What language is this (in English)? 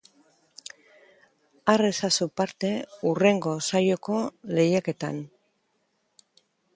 Basque